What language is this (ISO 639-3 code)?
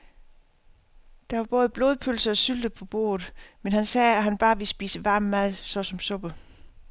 dan